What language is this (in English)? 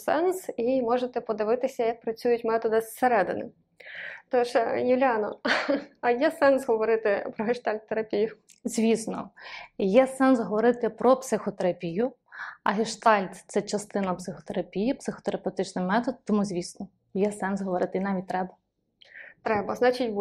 Ukrainian